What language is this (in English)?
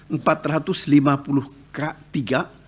Indonesian